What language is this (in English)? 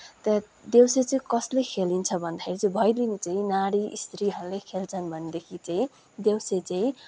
Nepali